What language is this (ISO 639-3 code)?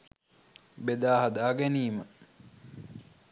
sin